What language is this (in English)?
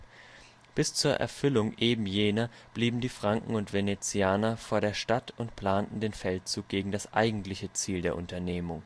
German